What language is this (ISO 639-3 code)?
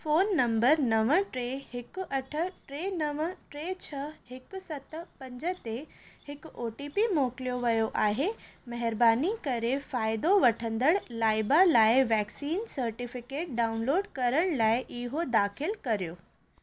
snd